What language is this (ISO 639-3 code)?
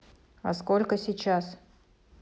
rus